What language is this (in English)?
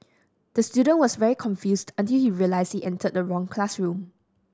English